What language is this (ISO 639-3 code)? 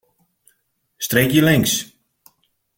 fry